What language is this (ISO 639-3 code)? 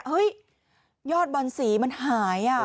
tha